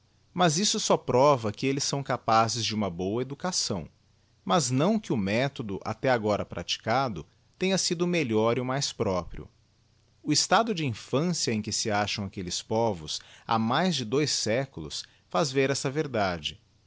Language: Portuguese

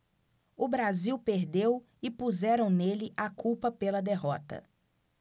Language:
Portuguese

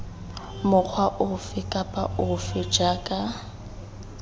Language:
Tswana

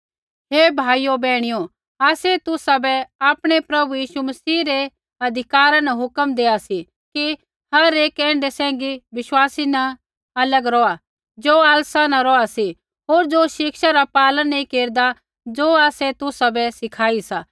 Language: Kullu Pahari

